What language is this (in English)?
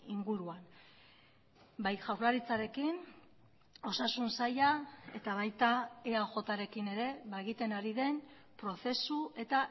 Basque